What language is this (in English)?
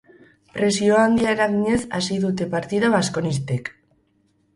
Basque